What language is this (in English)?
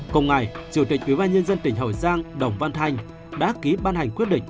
Vietnamese